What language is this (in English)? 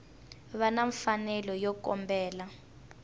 Tsonga